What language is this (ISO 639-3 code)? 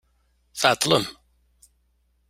kab